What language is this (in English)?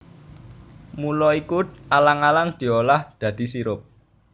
Javanese